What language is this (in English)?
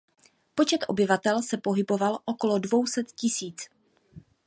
Czech